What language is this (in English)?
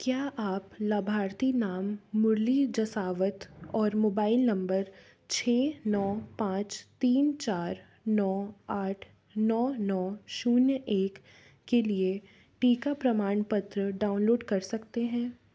Hindi